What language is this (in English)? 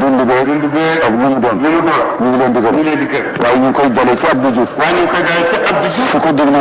Arabic